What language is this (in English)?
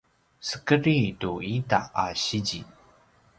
Paiwan